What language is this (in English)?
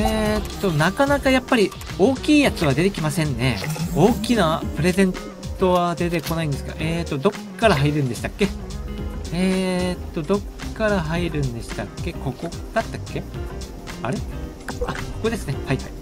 Japanese